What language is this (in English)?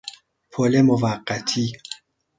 Persian